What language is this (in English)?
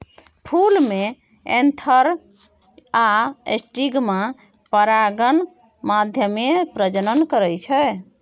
Maithili